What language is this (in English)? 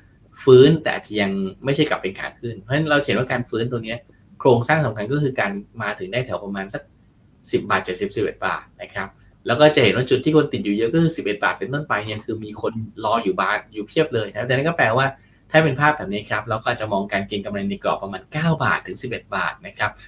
Thai